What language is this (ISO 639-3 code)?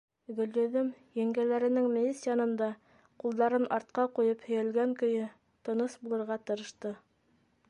bak